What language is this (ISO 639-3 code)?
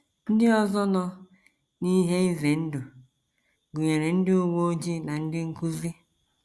ibo